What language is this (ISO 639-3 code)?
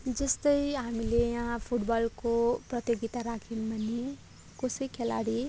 nep